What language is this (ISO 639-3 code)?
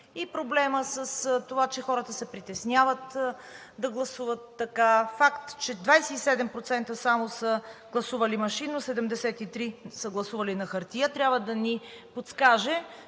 bul